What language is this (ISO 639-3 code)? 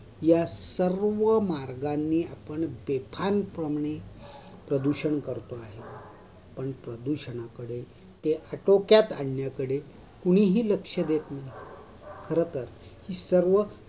mar